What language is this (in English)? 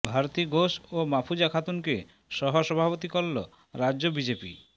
Bangla